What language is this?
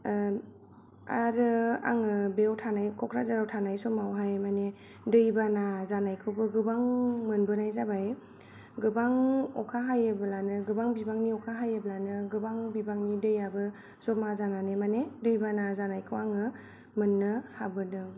Bodo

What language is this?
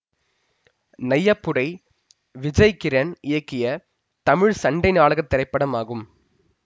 Tamil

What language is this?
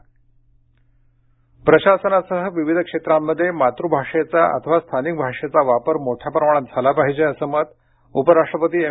Marathi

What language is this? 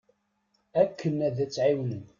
Kabyle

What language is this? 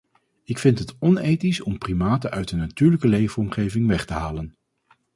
Dutch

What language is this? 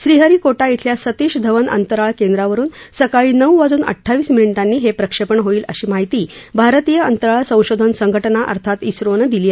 Marathi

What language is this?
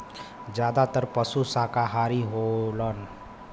Bhojpuri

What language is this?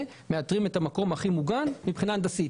Hebrew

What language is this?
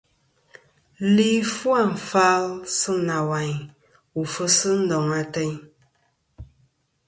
Kom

